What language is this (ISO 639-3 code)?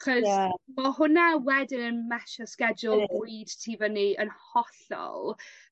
cym